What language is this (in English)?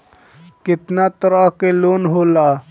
Bhojpuri